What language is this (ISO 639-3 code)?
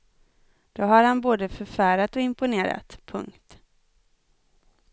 swe